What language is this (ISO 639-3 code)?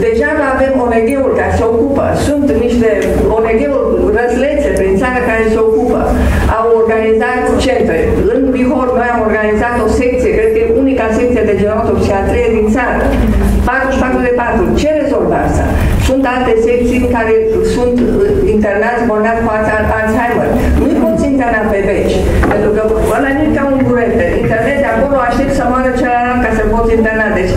ron